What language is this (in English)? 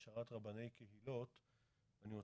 Hebrew